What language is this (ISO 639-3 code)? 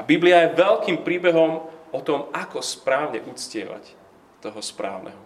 slk